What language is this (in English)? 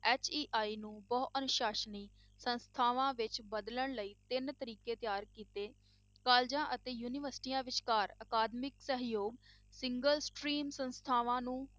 Punjabi